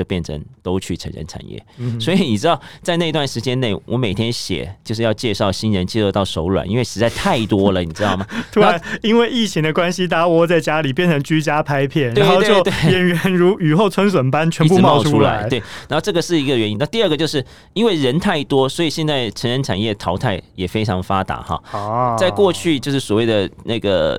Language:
Chinese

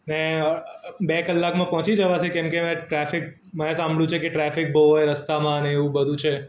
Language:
Gujarati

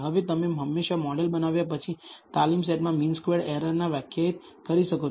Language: Gujarati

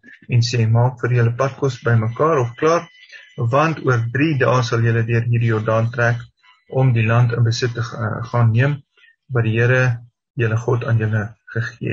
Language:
Dutch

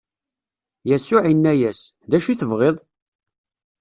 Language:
Kabyle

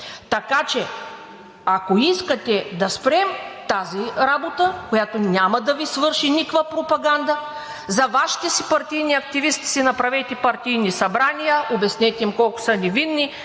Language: Bulgarian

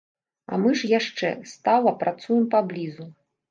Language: Belarusian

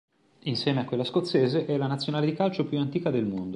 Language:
Italian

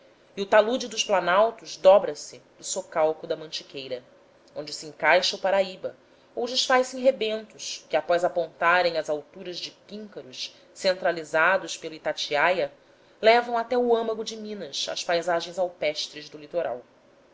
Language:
Portuguese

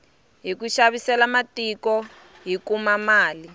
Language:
Tsonga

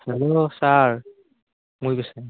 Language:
Assamese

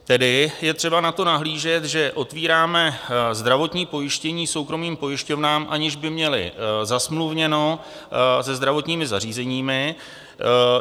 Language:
Czech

